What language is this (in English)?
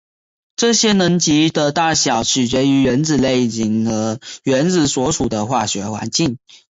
Chinese